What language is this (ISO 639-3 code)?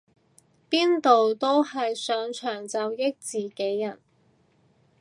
yue